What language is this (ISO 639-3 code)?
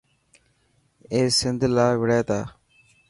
mki